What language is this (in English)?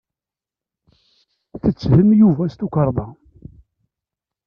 Kabyle